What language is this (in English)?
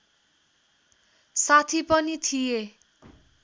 Nepali